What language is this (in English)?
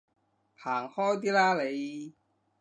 Cantonese